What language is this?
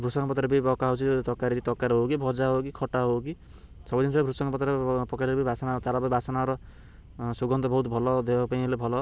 Odia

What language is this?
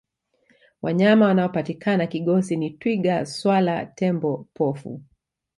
Swahili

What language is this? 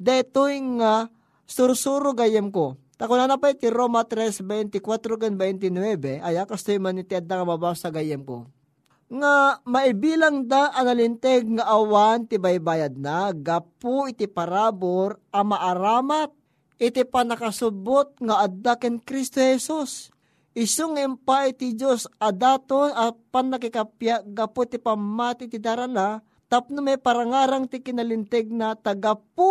Filipino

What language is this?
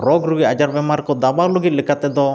Santali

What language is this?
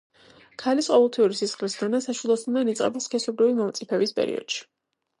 Georgian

